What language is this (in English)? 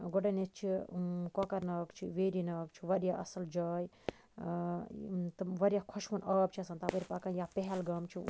Kashmiri